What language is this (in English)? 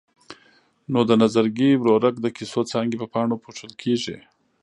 Pashto